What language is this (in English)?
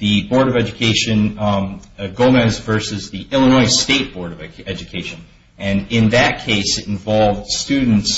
English